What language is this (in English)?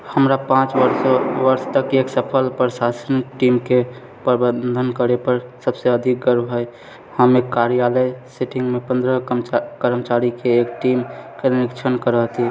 Maithili